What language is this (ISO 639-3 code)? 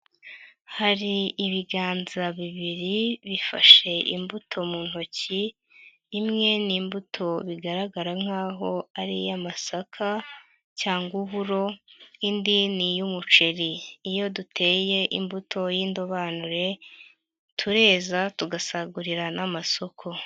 kin